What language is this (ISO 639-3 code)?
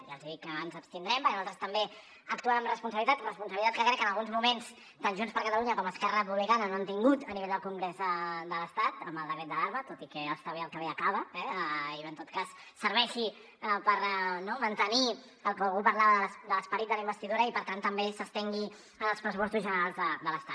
cat